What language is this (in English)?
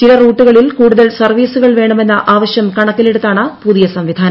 Malayalam